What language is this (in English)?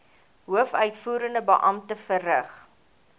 Afrikaans